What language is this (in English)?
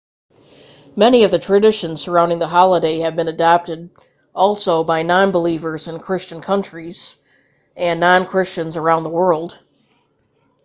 English